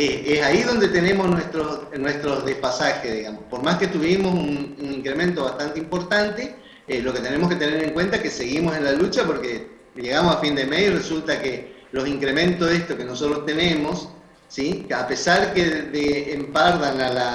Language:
Spanish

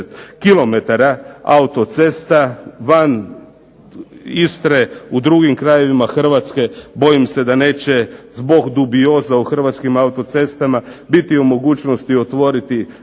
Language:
Croatian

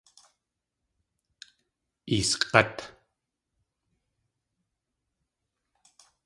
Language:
Tlingit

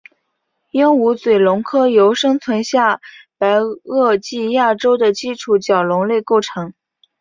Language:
Chinese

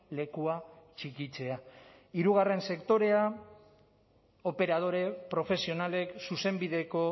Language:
Basque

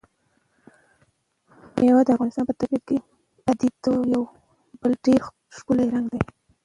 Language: Pashto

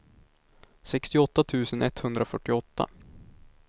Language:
Swedish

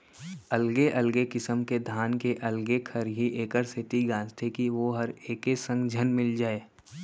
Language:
Chhattisgarhi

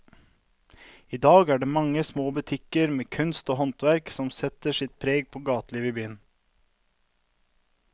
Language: Norwegian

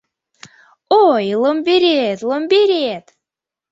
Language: Mari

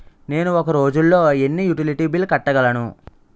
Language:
Telugu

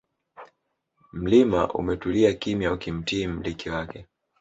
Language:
Swahili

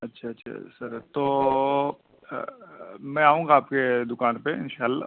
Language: Urdu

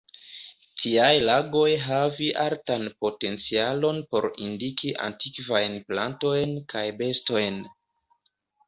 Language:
Esperanto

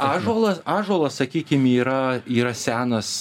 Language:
Lithuanian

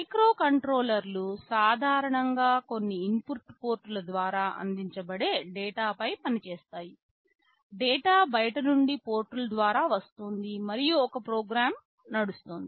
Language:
Telugu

